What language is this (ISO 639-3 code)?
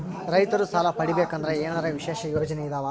kan